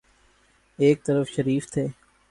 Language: Urdu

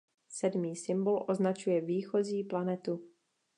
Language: Czech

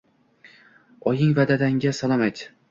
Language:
Uzbek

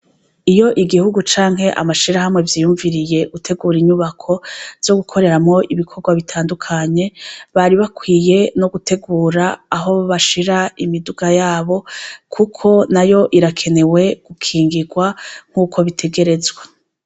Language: Rundi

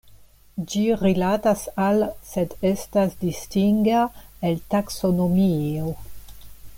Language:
Esperanto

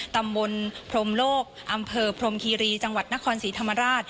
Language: Thai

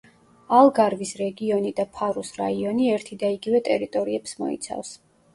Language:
Georgian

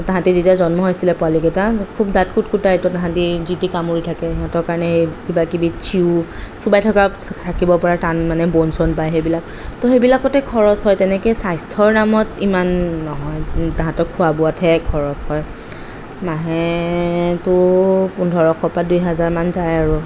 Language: Assamese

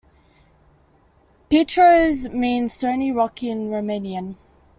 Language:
English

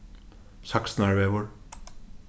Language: Faroese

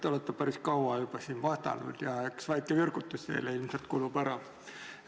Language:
Estonian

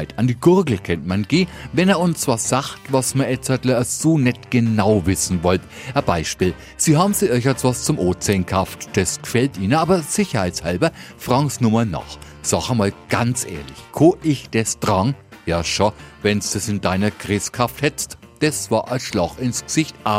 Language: German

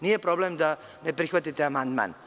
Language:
Serbian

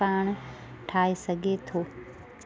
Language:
Sindhi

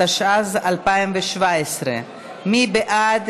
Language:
Hebrew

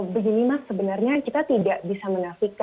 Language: Indonesian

